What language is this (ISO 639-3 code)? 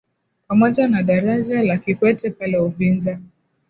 swa